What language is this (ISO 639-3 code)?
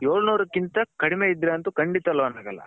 kan